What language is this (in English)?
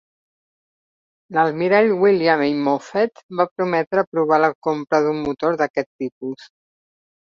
Catalan